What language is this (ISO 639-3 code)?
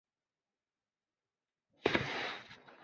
zho